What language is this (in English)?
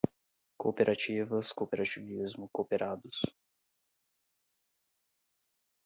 Portuguese